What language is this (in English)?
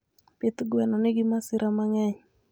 Luo (Kenya and Tanzania)